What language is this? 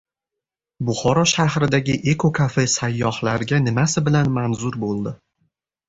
Uzbek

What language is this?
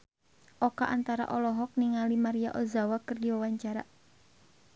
Sundanese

